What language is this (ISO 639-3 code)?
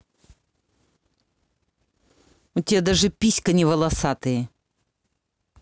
rus